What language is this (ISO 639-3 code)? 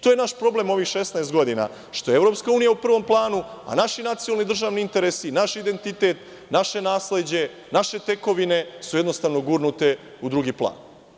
srp